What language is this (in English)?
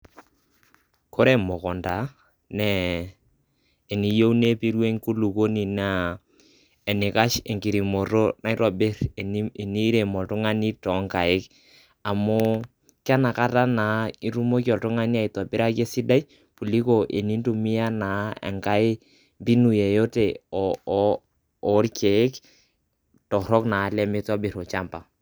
Masai